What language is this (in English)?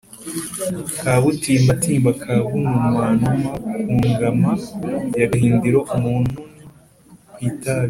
Kinyarwanda